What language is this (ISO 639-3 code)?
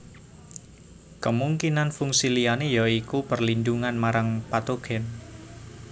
jav